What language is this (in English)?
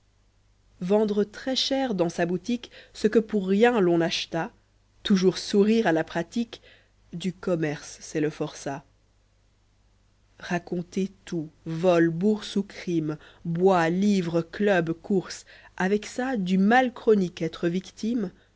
French